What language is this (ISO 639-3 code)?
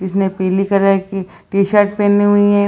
hin